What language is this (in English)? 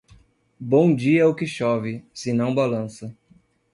Portuguese